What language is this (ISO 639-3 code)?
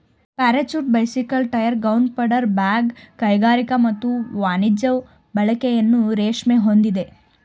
kan